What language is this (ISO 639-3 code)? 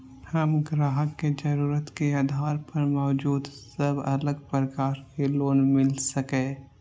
mai